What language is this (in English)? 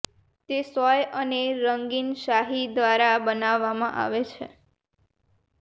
Gujarati